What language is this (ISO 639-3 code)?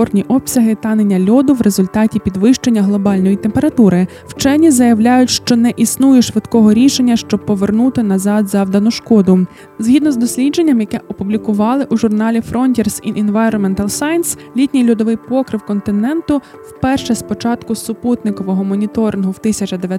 ukr